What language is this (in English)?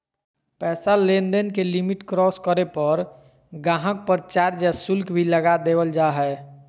Magahi